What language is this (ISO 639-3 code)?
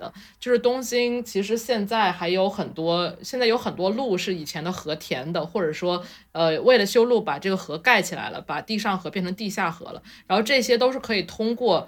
zho